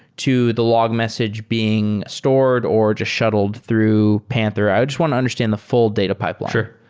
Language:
English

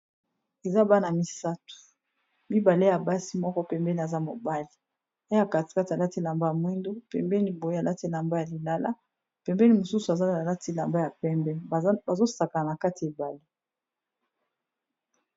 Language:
Lingala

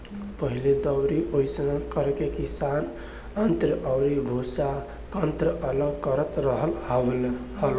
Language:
Bhojpuri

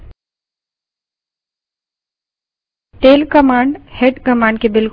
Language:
Hindi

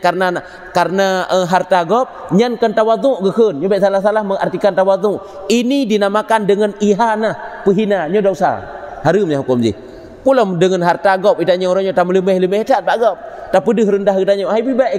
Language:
Malay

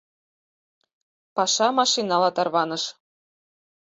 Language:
Mari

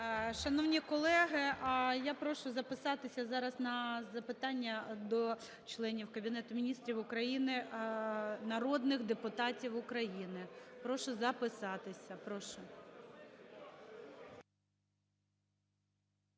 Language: Ukrainian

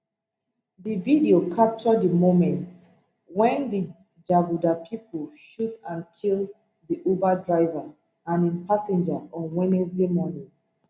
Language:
Nigerian Pidgin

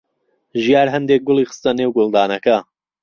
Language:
Central Kurdish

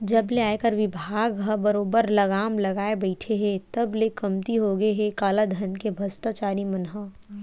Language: Chhattisgarhi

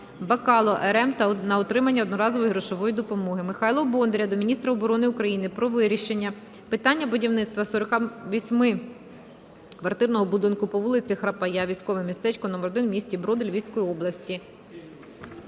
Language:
Ukrainian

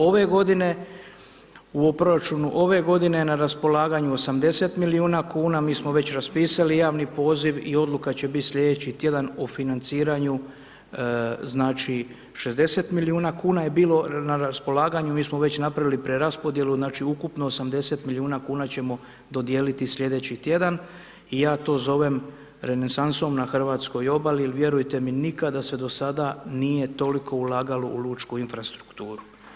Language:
Croatian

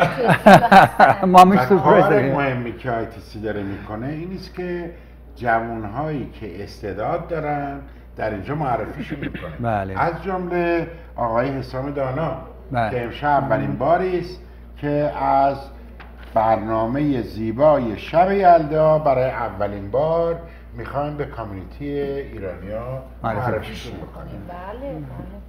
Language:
Persian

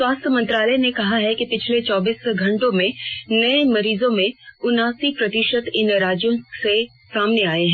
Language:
Hindi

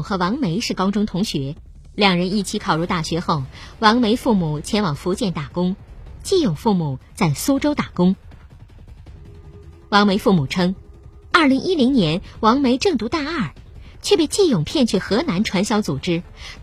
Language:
Chinese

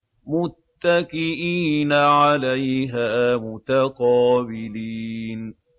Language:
Arabic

